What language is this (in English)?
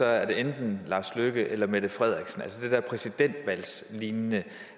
Danish